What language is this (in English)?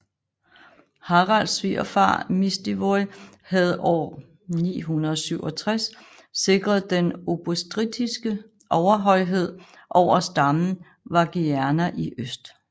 Danish